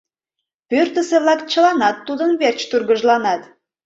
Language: Mari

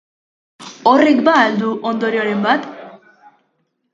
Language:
Basque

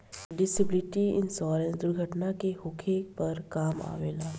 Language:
Bhojpuri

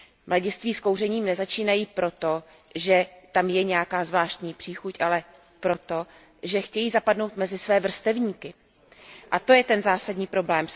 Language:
Czech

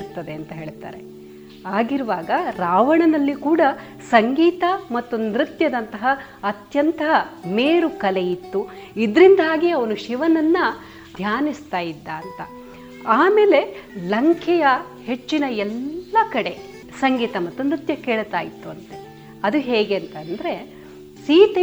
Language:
Kannada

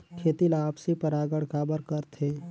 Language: Chhattisgarhi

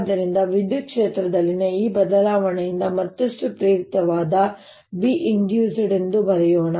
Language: Kannada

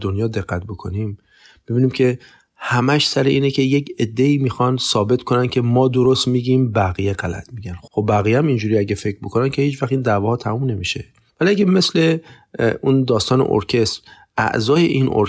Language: Persian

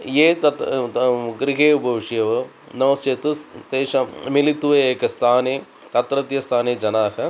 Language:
Sanskrit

